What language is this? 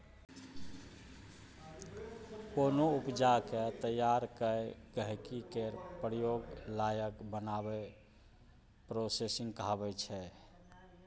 Maithili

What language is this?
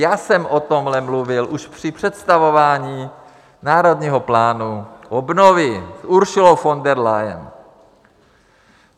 Czech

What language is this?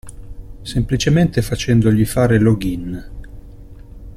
Italian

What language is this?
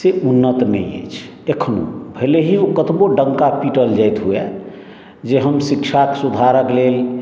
Maithili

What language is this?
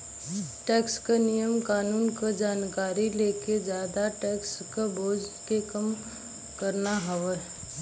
Bhojpuri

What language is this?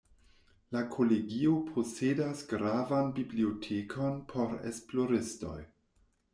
Esperanto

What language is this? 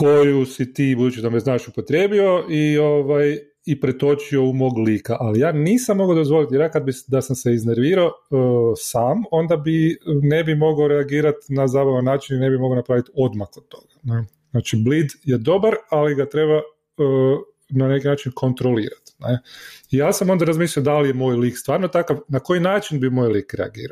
Croatian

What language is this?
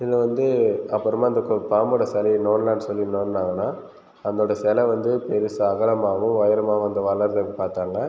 Tamil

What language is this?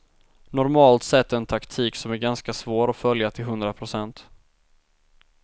Swedish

